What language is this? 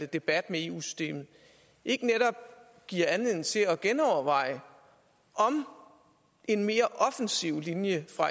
Danish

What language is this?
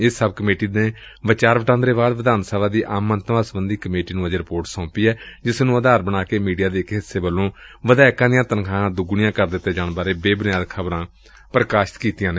Punjabi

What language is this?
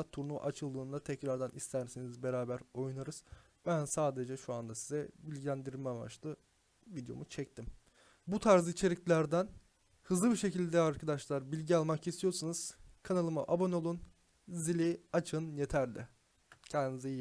Turkish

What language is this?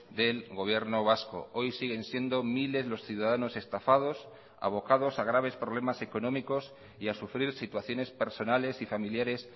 Spanish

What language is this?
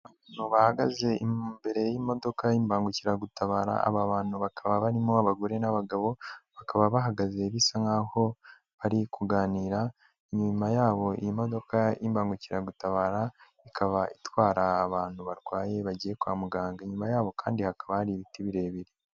Kinyarwanda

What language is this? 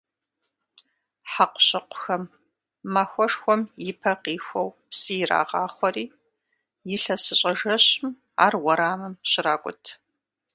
Kabardian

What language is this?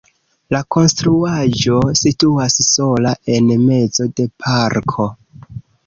Esperanto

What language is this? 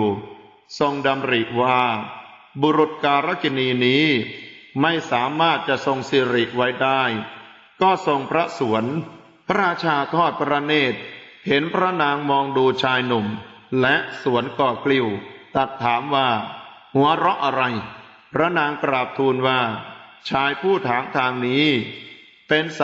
Thai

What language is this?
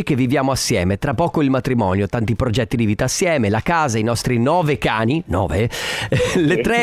Italian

